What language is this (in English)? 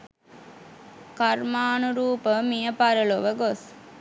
Sinhala